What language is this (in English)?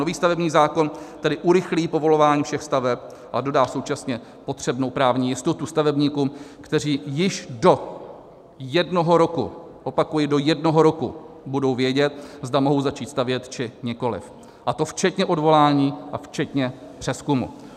Czech